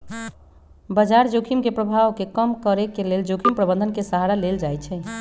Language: Magahi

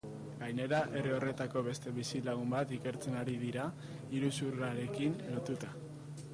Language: Basque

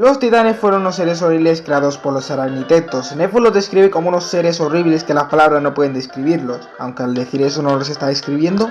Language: Spanish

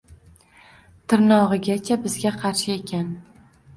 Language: Uzbek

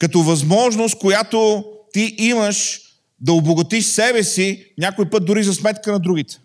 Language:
Bulgarian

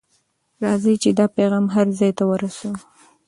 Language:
Pashto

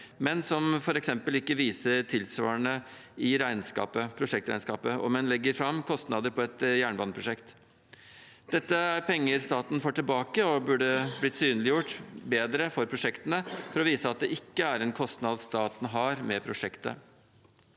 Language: Norwegian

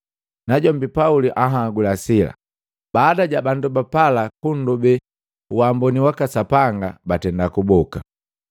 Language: Matengo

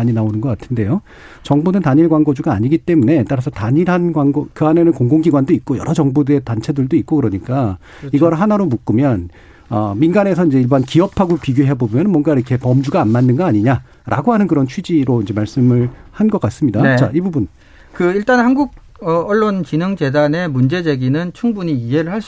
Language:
Korean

